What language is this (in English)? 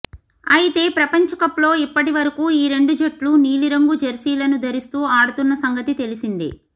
Telugu